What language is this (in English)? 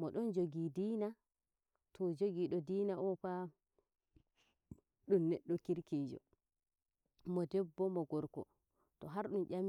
Nigerian Fulfulde